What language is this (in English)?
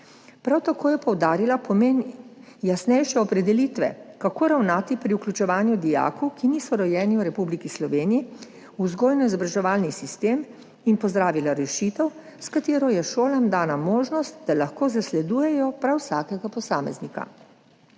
Slovenian